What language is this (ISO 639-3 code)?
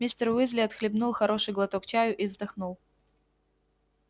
rus